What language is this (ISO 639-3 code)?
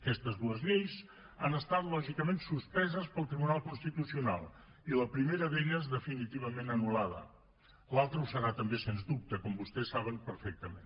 cat